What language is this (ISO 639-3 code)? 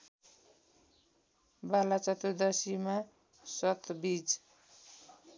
nep